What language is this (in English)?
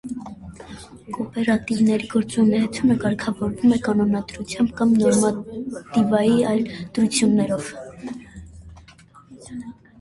Armenian